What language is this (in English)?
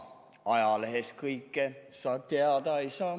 Estonian